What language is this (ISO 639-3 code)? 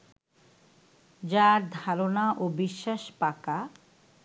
ben